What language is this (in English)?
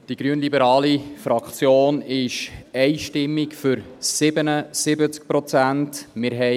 Swiss German